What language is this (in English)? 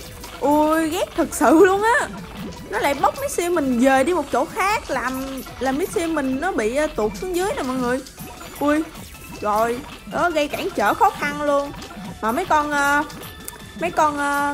Vietnamese